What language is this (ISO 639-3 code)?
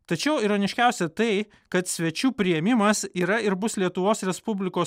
lit